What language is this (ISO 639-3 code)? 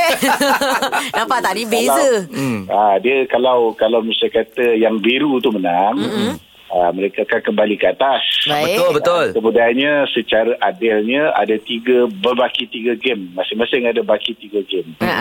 msa